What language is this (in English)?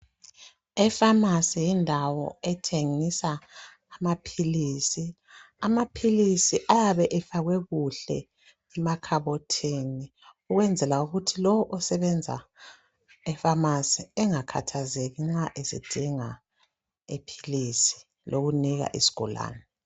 North Ndebele